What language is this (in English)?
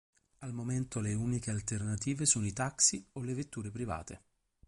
Italian